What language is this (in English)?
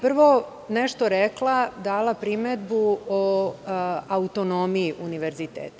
Serbian